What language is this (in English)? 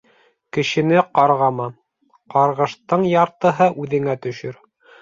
Bashkir